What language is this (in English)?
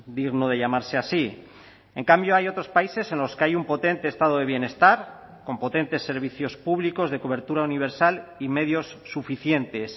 Spanish